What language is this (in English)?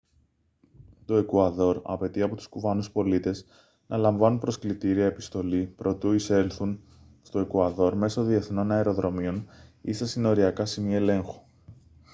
Greek